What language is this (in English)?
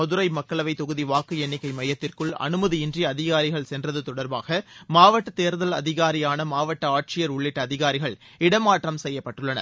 Tamil